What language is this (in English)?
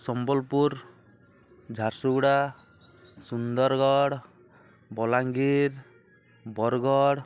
Odia